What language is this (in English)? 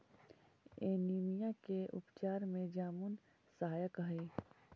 Magahi